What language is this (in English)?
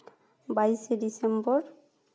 Santali